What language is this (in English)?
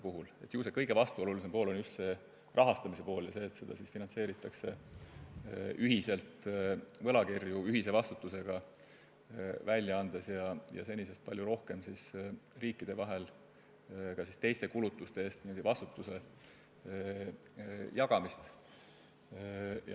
Estonian